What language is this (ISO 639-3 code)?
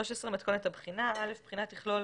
heb